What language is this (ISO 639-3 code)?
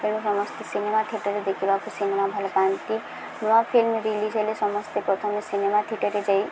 ori